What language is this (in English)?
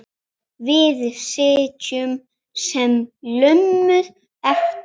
Icelandic